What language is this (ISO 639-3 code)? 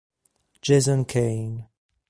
ita